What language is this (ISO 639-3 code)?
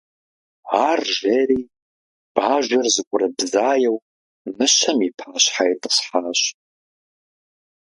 kbd